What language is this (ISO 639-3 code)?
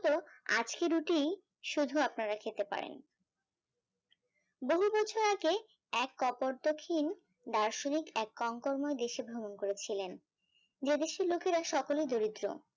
ben